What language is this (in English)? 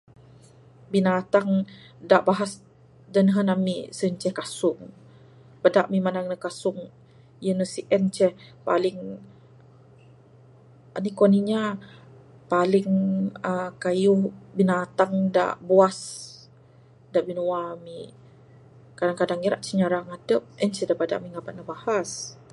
Bukar-Sadung Bidayuh